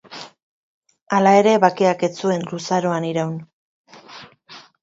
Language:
Basque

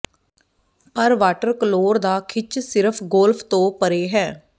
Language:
Punjabi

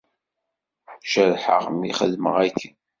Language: Kabyle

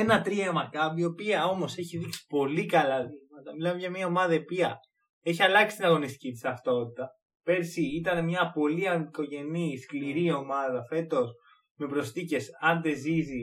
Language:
Greek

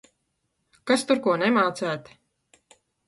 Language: Latvian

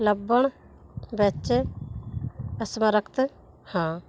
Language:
Punjabi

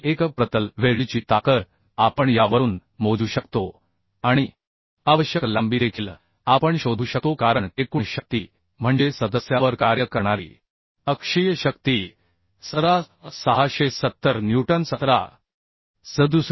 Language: Marathi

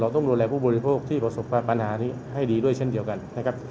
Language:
Thai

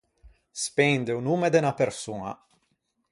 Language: Ligurian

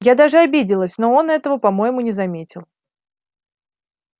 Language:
Russian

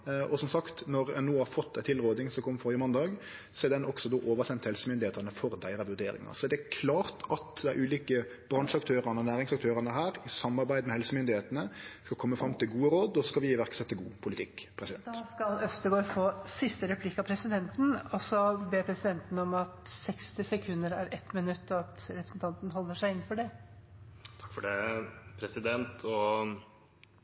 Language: Norwegian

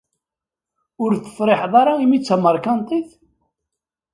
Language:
Kabyle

